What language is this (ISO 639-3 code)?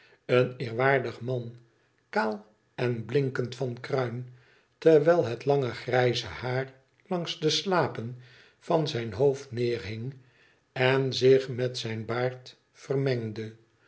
nld